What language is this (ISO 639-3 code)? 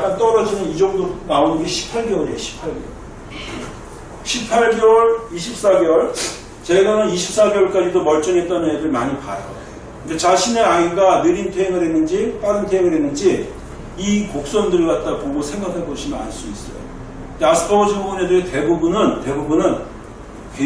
kor